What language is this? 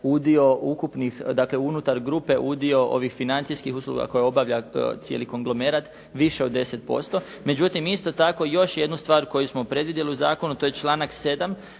Croatian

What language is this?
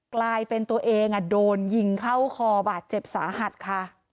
Thai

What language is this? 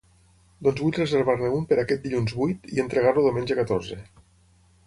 Catalan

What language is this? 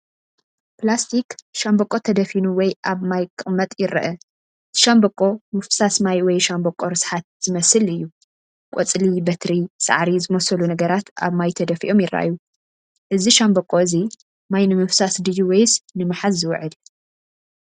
Tigrinya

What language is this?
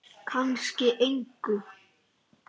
Icelandic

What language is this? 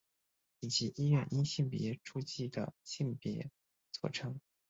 Chinese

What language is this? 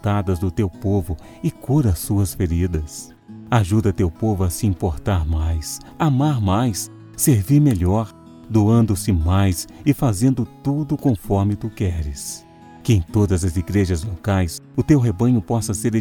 Portuguese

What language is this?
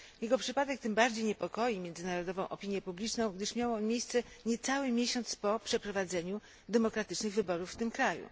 Polish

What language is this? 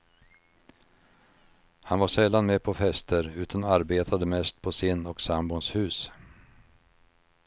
Swedish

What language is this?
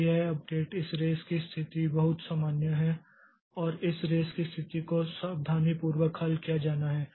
Hindi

